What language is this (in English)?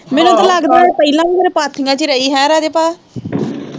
Punjabi